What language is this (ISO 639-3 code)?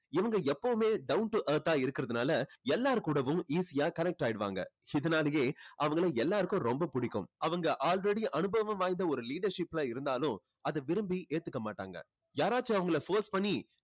tam